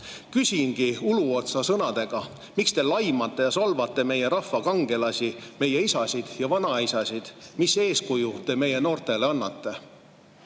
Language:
Estonian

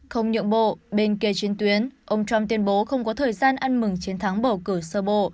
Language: Vietnamese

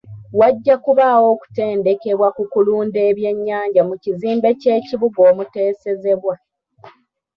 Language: Ganda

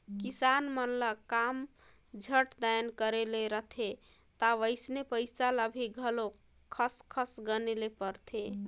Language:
Chhattisgarhi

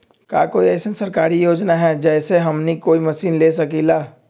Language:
Magahi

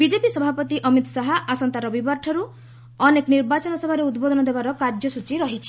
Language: Odia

